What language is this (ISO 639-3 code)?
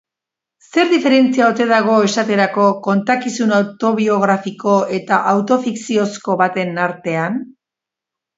eus